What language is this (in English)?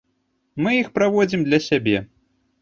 Belarusian